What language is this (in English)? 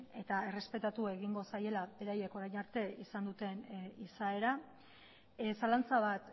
Basque